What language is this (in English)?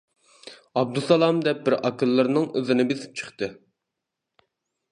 Uyghur